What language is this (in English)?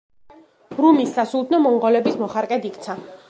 Georgian